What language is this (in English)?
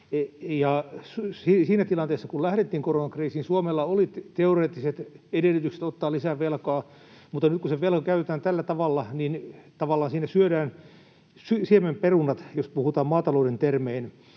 Finnish